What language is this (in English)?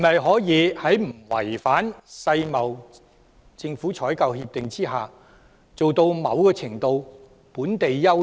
Cantonese